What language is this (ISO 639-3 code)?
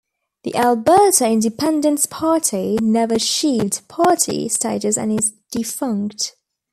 eng